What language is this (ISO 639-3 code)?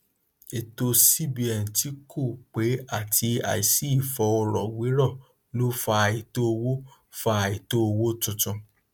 yor